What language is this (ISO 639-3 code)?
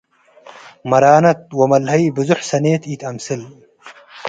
tig